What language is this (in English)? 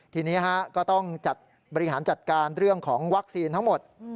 Thai